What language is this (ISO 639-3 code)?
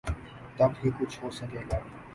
urd